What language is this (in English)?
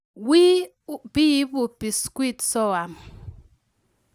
Kalenjin